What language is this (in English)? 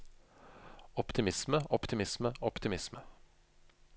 Norwegian